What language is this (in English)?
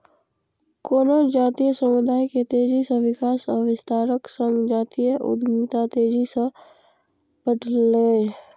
Maithili